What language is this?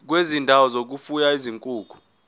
Zulu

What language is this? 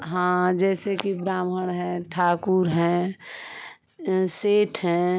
Hindi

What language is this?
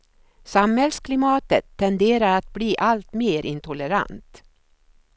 Swedish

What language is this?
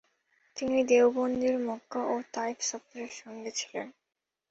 Bangla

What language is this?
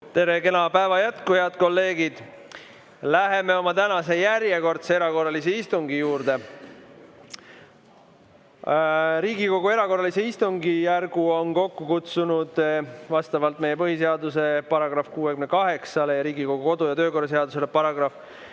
Estonian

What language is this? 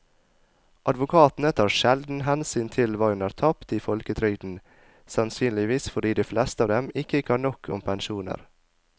Norwegian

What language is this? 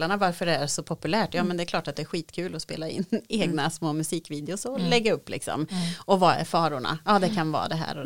Swedish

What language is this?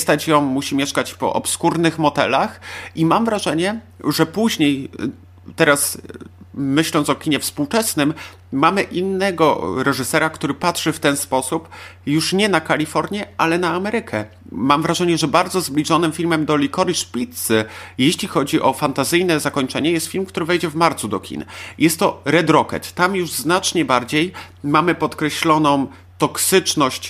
Polish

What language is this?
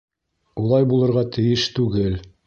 Bashkir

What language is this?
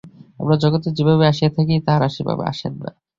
Bangla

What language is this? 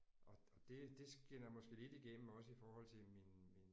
Danish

